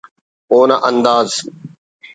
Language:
Brahui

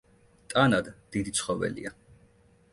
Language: Georgian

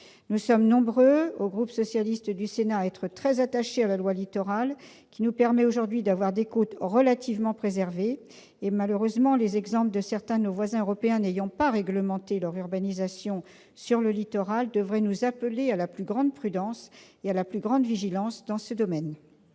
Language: French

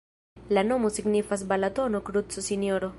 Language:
Esperanto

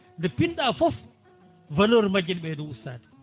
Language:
Fula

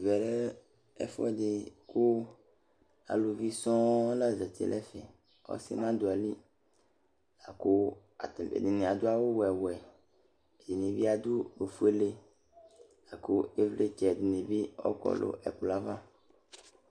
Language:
Ikposo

